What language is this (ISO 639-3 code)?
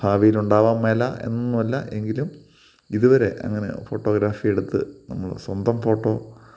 mal